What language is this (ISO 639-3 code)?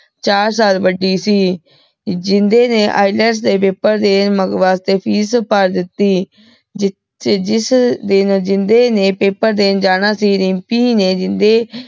pan